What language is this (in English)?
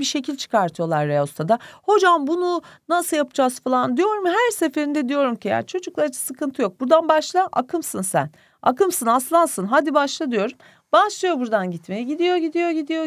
Turkish